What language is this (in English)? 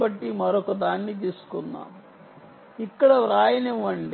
Telugu